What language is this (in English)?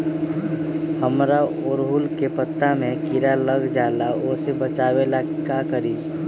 Magahi